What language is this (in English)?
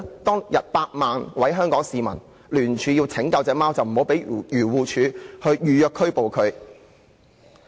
Cantonese